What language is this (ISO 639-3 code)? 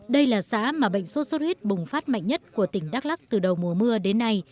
vie